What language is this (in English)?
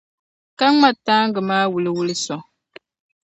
Dagbani